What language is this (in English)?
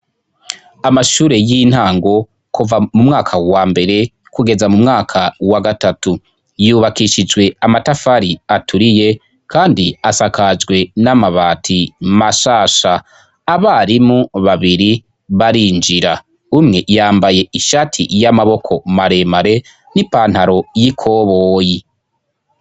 Rundi